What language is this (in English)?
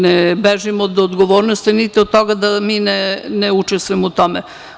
Serbian